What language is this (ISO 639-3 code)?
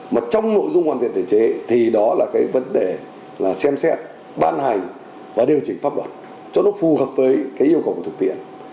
vie